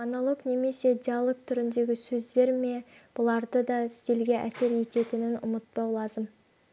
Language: Kazakh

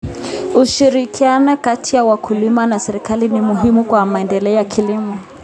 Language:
Kalenjin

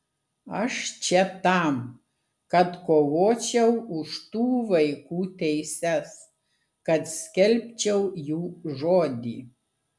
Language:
Lithuanian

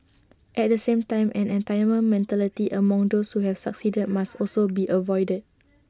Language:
English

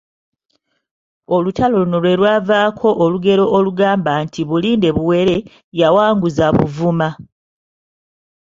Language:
Ganda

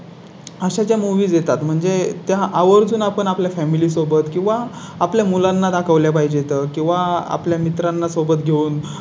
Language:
Marathi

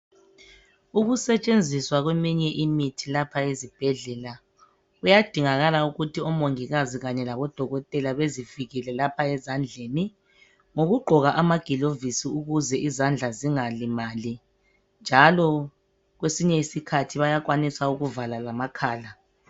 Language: North Ndebele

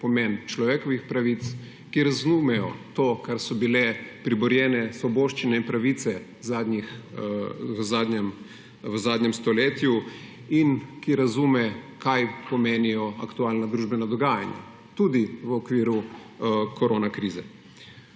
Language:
Slovenian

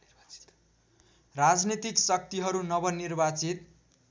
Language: Nepali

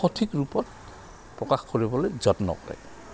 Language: Assamese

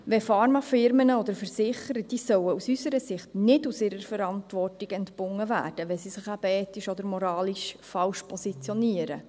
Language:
Swiss German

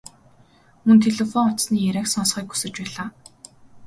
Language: Mongolian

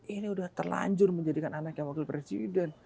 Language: Indonesian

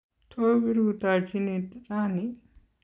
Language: Kalenjin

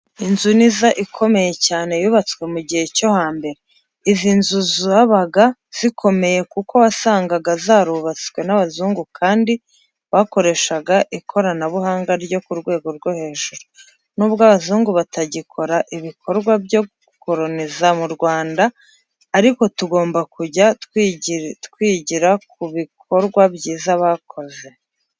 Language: Kinyarwanda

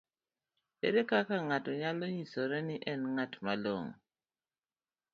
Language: Luo (Kenya and Tanzania)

